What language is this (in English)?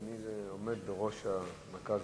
Hebrew